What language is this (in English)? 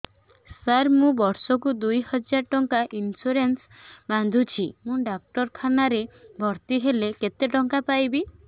Odia